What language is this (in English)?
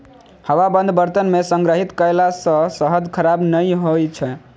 Maithili